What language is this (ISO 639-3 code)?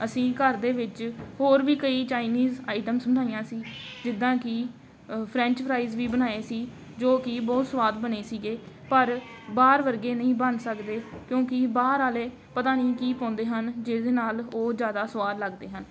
pan